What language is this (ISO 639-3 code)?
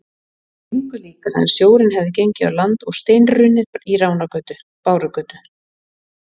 isl